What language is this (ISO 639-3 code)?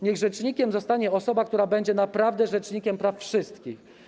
pol